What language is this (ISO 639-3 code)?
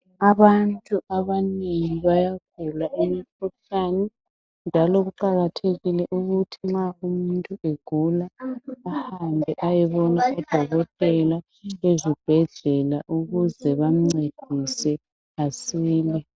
nde